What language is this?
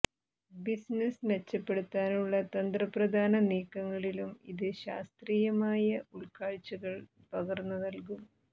Malayalam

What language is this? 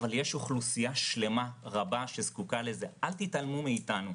Hebrew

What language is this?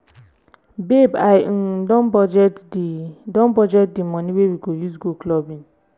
Nigerian Pidgin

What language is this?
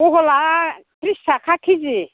Bodo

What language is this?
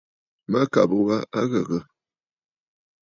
Bafut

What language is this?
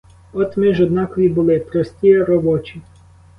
Ukrainian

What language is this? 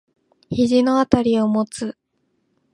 Japanese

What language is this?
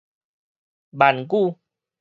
Min Nan Chinese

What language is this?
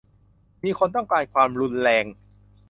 Thai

